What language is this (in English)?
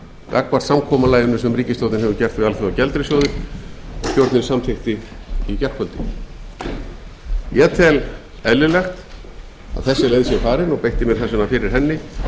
Icelandic